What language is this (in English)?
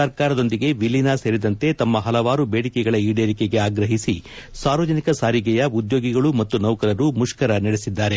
Kannada